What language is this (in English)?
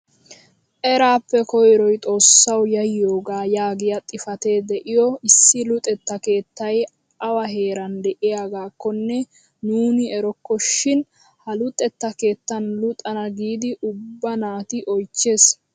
Wolaytta